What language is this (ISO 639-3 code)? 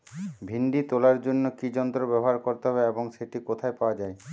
ben